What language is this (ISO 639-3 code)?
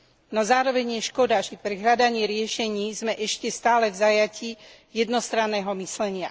slk